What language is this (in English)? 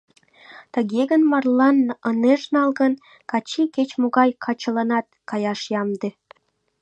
Mari